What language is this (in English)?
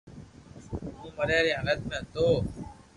Loarki